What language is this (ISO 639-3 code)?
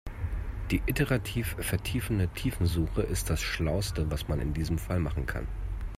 deu